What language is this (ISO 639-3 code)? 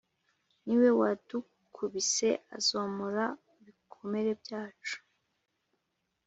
kin